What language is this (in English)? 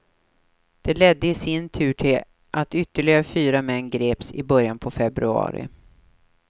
Swedish